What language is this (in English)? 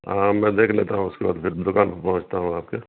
Urdu